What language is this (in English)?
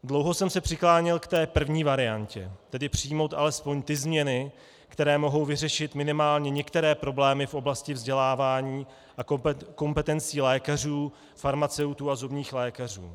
Czech